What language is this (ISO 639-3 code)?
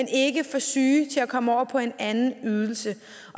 dan